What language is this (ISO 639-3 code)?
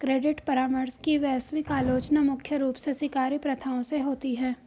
hin